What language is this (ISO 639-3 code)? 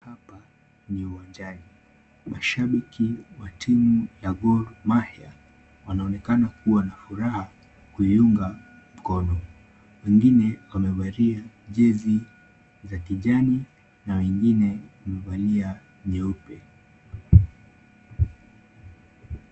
swa